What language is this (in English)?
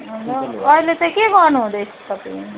Nepali